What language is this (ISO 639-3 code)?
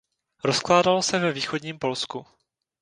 ces